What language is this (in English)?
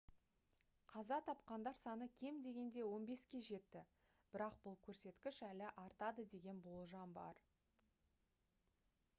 Kazakh